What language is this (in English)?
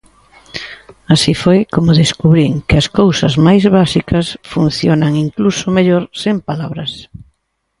Galician